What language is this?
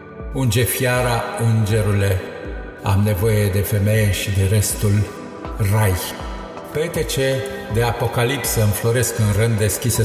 Romanian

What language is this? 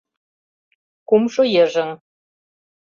Mari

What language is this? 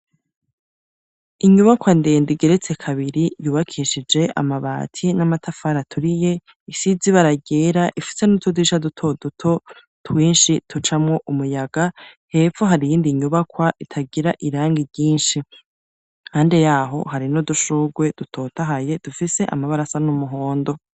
Rundi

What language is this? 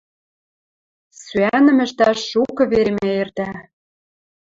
Western Mari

